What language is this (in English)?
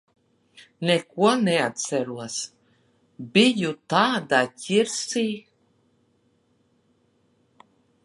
Latvian